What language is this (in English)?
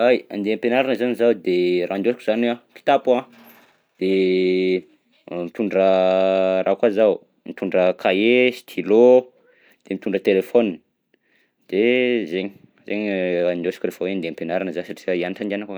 Southern Betsimisaraka Malagasy